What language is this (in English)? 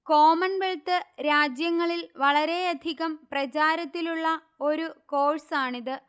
Malayalam